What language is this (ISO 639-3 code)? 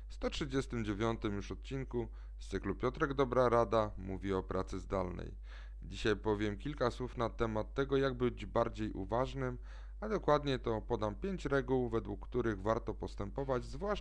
pol